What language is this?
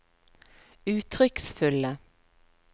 Norwegian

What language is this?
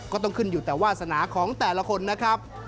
Thai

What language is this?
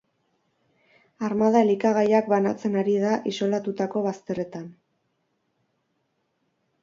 Basque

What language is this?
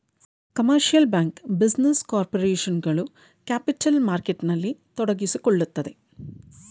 Kannada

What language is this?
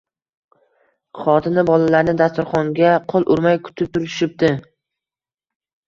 Uzbek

